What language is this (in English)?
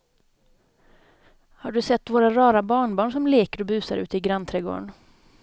Swedish